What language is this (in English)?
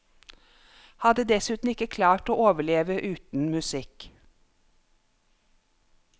Norwegian